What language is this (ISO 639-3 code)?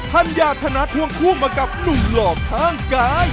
tha